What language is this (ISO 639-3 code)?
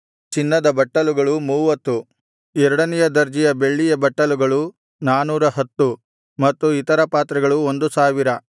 kan